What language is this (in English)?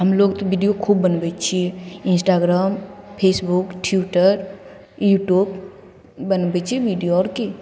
Maithili